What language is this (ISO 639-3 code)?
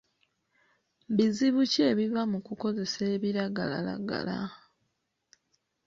lug